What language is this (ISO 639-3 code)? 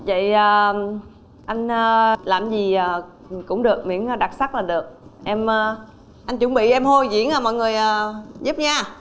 vie